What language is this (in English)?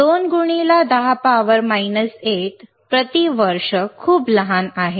Marathi